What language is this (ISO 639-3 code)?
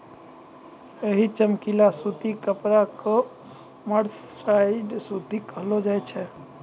mai